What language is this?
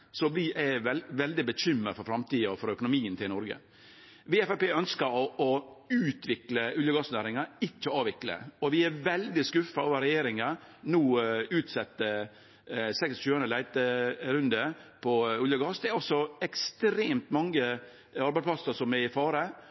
Norwegian Nynorsk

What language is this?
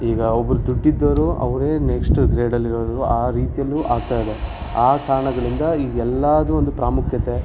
Kannada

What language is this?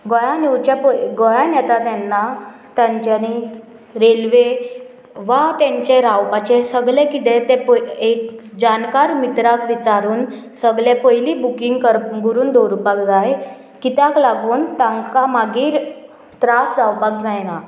Konkani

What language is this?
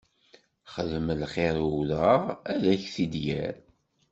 Kabyle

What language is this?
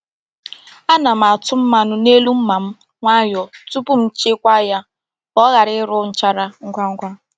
Igbo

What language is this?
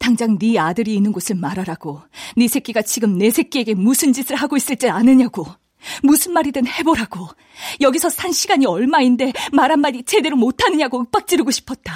Korean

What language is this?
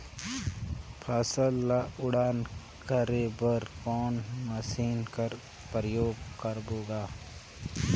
Chhattisgarhi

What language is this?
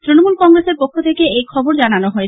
Bangla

